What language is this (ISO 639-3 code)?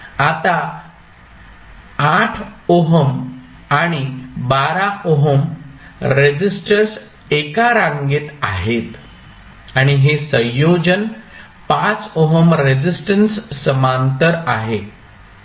mar